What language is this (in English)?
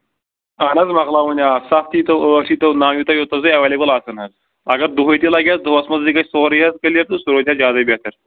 Kashmiri